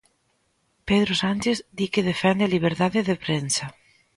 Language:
Galician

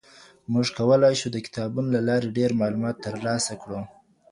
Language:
Pashto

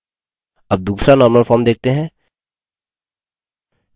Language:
Hindi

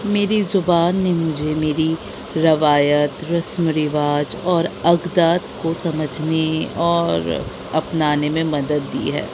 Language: Urdu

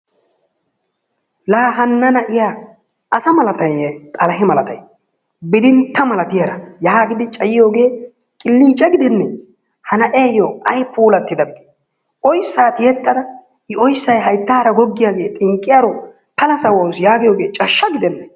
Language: Wolaytta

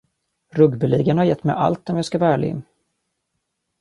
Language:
Swedish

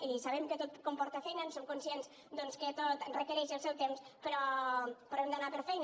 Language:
Catalan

